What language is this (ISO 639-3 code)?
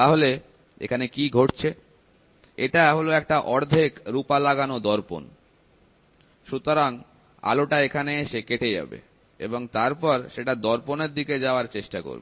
ben